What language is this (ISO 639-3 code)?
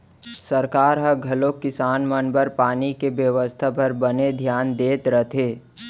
hne